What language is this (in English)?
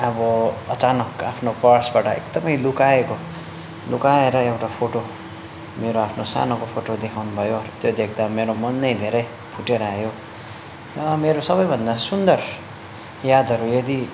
Nepali